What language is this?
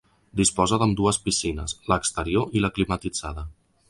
Catalan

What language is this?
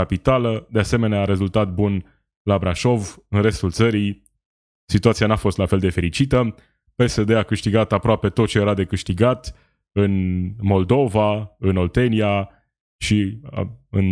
Romanian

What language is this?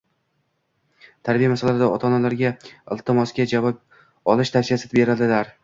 Uzbek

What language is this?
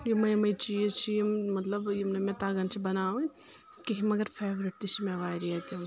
Kashmiri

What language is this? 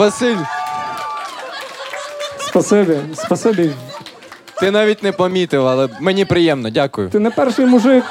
Ukrainian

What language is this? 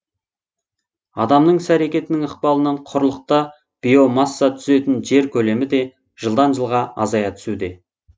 Kazakh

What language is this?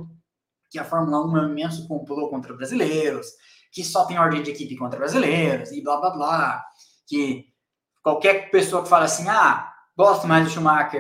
Portuguese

